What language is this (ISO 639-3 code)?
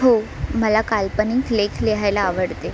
mar